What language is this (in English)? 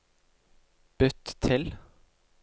Norwegian